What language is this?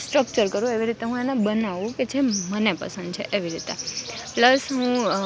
Gujarati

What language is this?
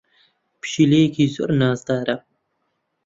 Central Kurdish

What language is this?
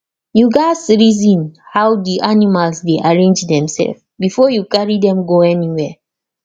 Nigerian Pidgin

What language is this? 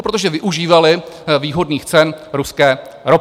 Czech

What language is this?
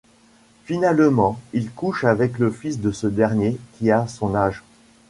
French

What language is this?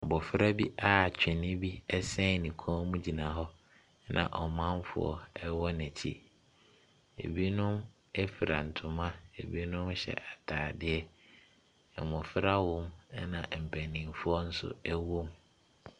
Akan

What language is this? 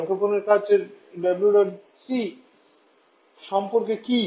Bangla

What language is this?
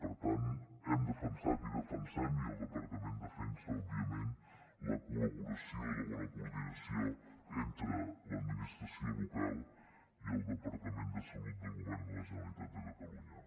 Catalan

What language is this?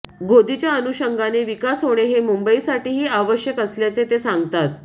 Marathi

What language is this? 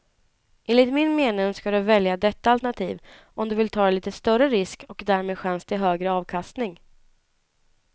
Swedish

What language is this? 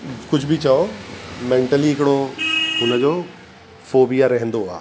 Sindhi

